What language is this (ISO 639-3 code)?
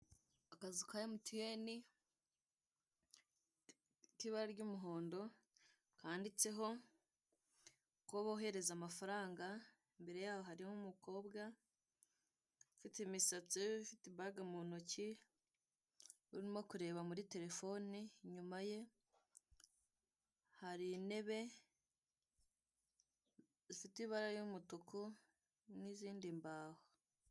kin